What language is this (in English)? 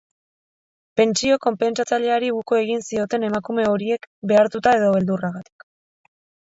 Basque